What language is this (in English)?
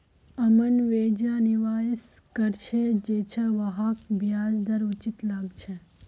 Magahi